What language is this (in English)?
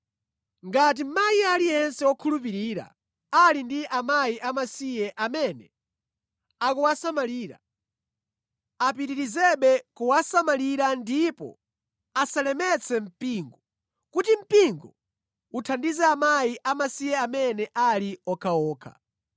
Nyanja